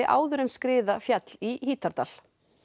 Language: Icelandic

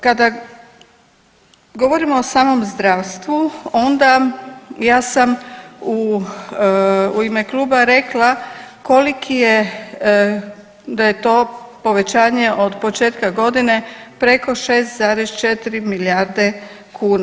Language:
Croatian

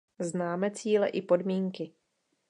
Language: Czech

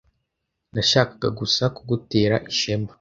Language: Kinyarwanda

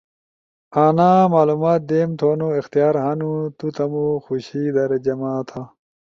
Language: Ushojo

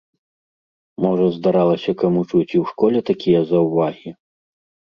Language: Belarusian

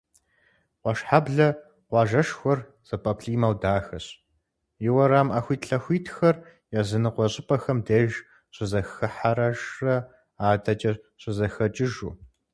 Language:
Kabardian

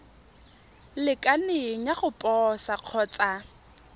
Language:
Tswana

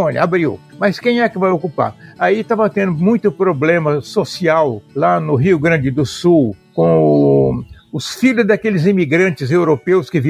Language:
Portuguese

